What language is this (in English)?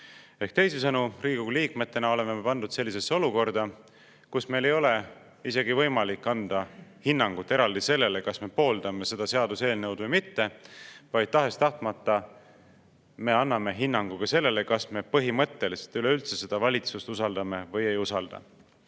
Estonian